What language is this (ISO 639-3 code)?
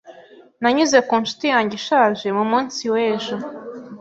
kin